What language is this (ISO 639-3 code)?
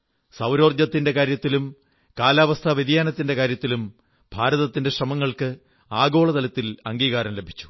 mal